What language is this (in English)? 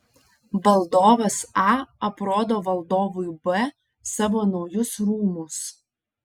Lithuanian